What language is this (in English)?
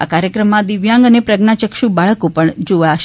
Gujarati